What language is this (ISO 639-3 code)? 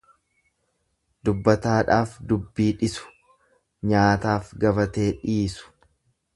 orm